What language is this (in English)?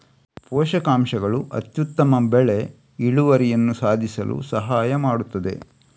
Kannada